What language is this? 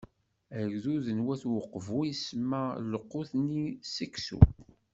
Kabyle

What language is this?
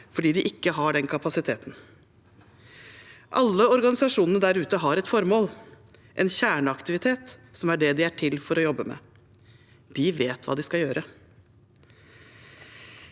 Norwegian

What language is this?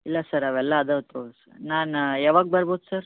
Kannada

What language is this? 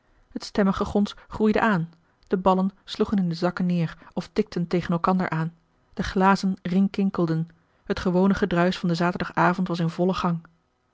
Dutch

